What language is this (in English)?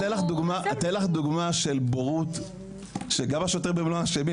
Hebrew